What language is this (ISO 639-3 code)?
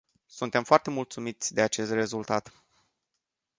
ron